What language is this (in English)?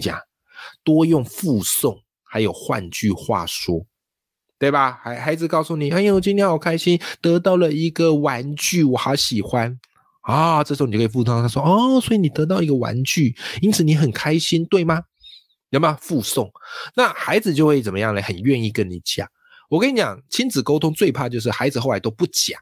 Chinese